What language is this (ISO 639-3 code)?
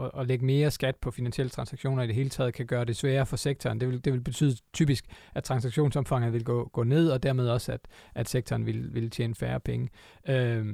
dan